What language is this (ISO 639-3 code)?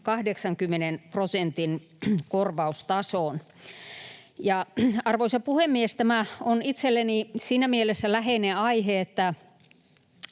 fin